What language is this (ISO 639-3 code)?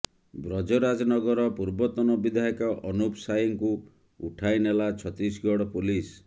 ori